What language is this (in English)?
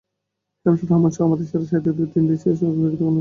Bangla